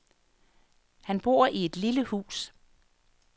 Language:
Danish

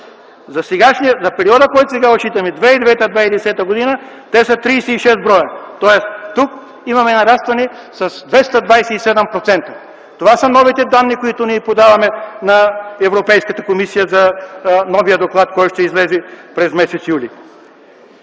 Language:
Bulgarian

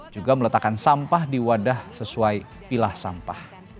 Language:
Indonesian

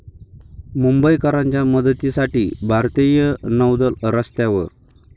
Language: Marathi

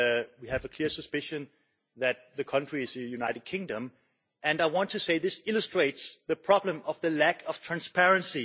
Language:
English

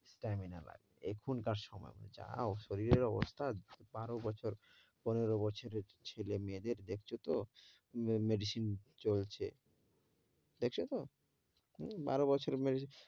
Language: Bangla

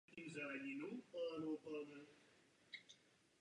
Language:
Czech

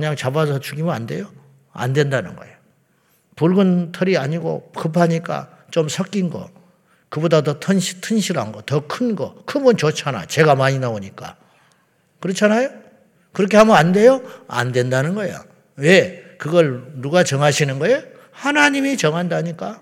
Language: Korean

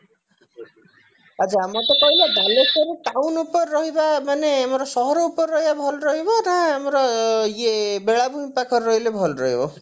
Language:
Odia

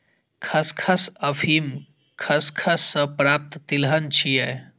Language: Maithili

